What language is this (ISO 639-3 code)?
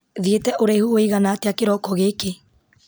kik